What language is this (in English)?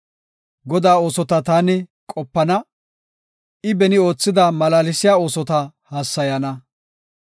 Gofa